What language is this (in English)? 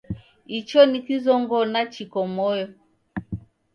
Taita